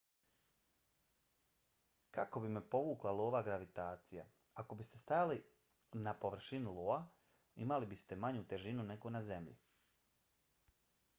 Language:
Bosnian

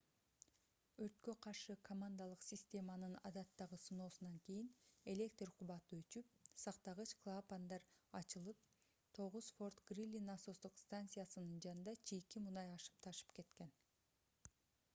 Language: Kyrgyz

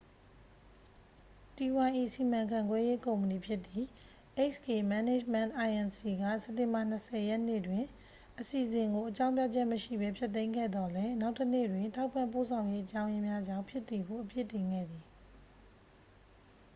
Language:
Burmese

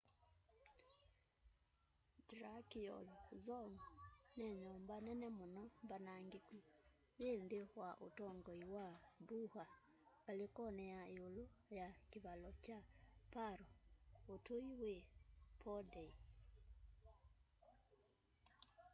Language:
Kamba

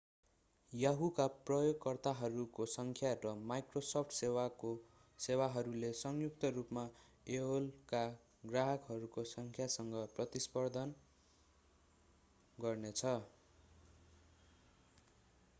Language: Nepali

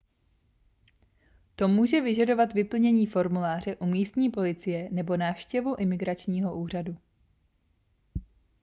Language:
Czech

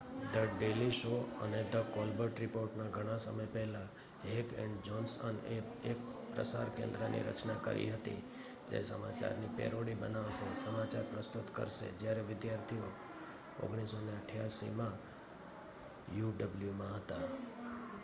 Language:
Gujarati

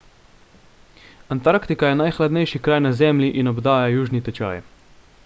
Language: Slovenian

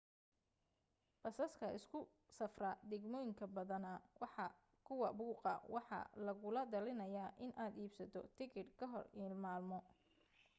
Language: Somali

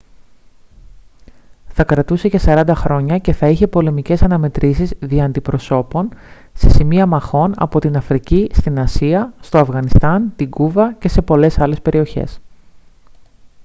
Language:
Greek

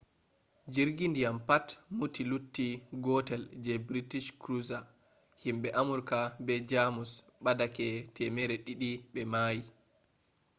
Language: Fula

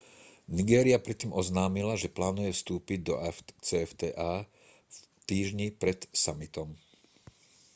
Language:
Slovak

